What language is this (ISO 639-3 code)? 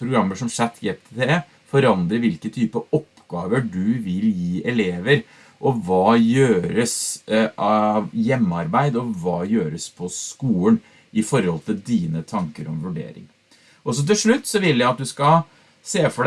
nor